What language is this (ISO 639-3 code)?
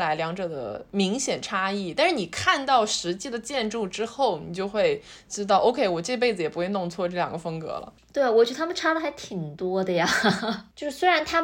zho